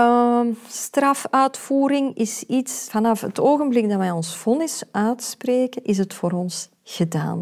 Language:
Dutch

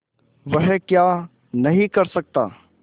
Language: Hindi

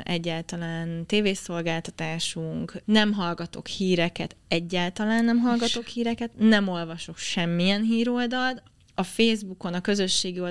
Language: Hungarian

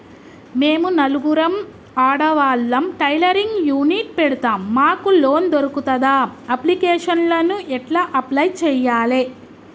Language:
Telugu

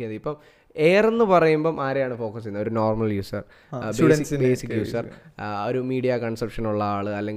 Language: Malayalam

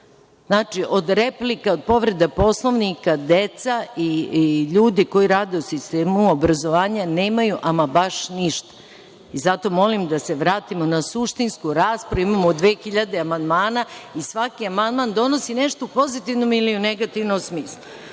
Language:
Serbian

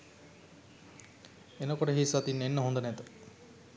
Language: Sinhala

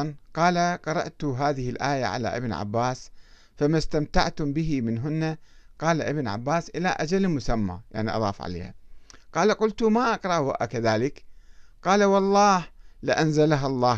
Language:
Arabic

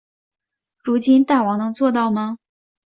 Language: Chinese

